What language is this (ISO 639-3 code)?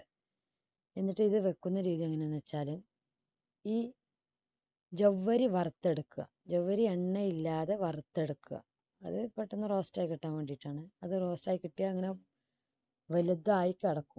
mal